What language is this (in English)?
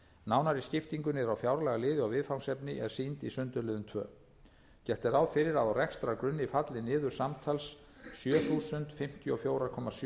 Icelandic